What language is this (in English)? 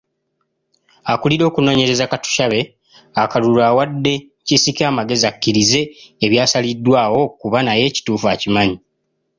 Ganda